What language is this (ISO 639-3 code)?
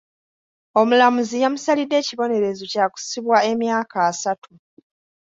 lug